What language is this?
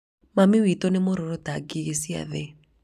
Kikuyu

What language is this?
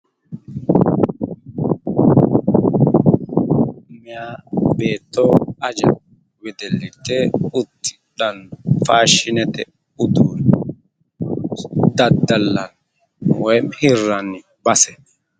Sidamo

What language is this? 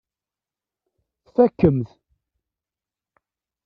Kabyle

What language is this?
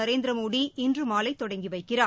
Tamil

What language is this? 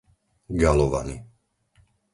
Slovak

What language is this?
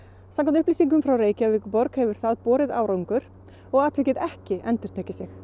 Icelandic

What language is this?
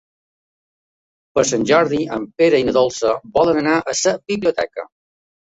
Catalan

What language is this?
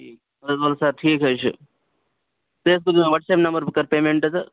Kashmiri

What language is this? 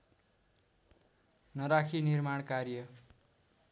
Nepali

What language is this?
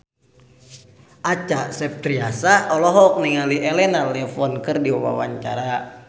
Sundanese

